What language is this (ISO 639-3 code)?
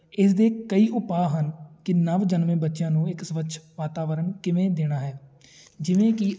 pan